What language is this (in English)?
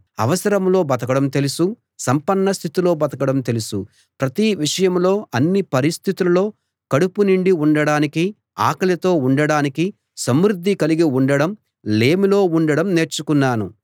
Telugu